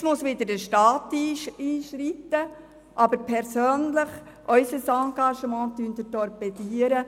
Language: Swiss German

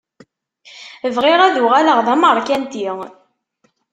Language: Kabyle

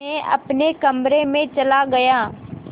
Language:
Hindi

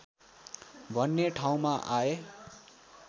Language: Nepali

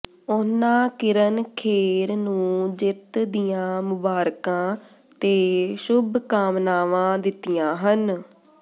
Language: Punjabi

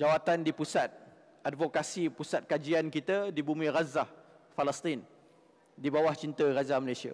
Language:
Malay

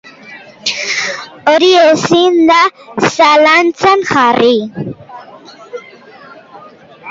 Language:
Basque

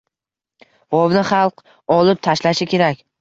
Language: Uzbek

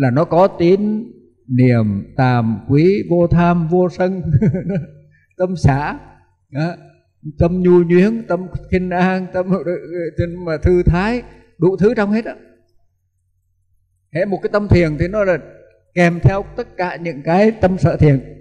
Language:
Vietnamese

